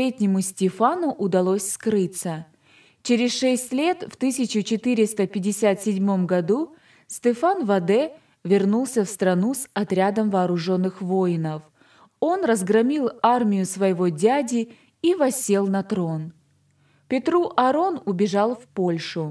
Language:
Russian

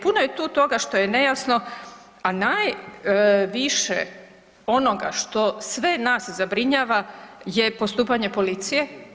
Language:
Croatian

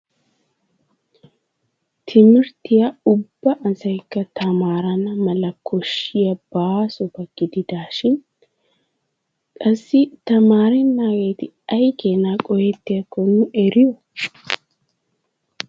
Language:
Wolaytta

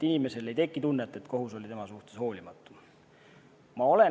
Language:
Estonian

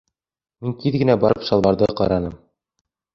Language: Bashkir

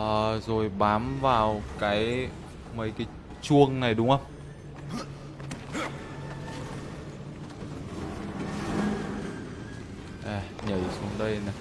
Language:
Vietnamese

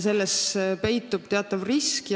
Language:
Estonian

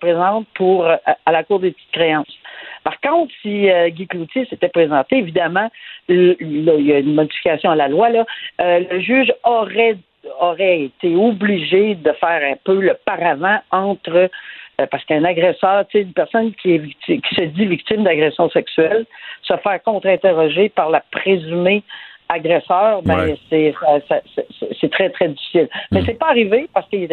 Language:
French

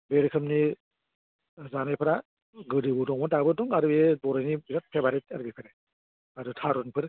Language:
Bodo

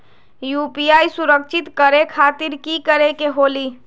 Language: Magahi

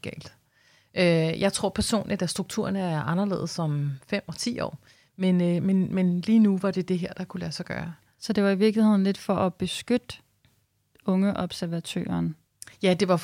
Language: Danish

